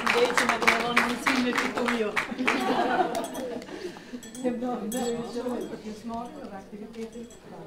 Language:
Romanian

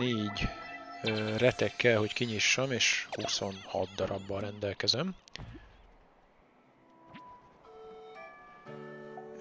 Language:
Hungarian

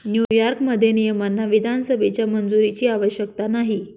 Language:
Marathi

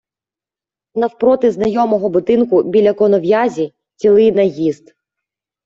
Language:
Ukrainian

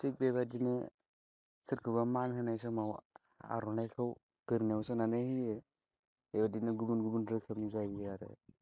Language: Bodo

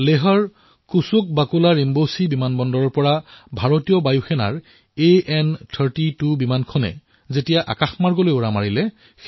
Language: Assamese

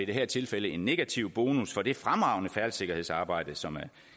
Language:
Danish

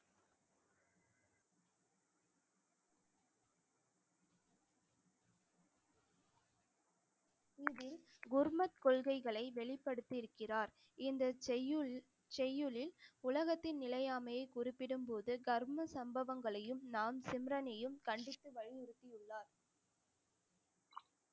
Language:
Tamil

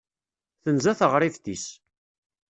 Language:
Kabyle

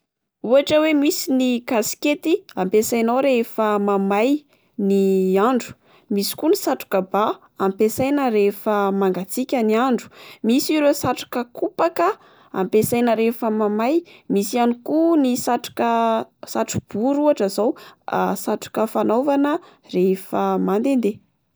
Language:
Malagasy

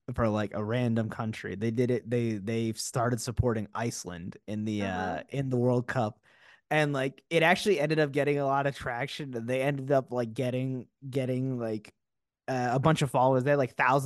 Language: English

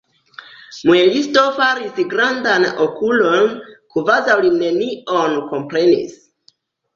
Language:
Esperanto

